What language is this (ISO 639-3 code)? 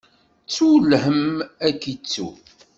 kab